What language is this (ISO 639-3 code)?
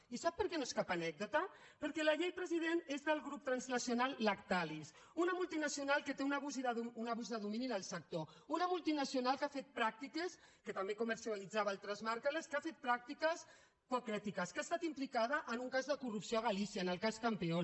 cat